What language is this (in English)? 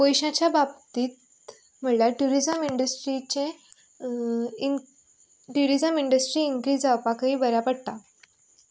Konkani